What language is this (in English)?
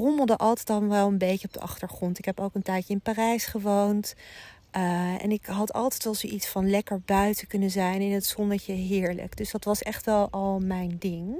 Dutch